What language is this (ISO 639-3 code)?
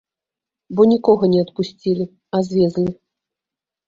bel